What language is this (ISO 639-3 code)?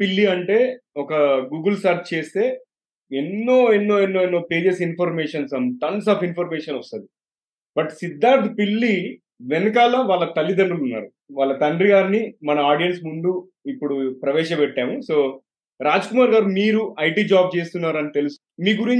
tel